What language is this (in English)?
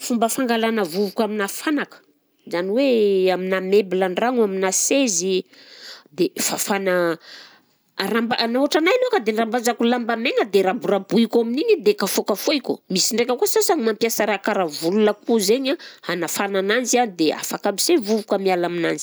Southern Betsimisaraka Malagasy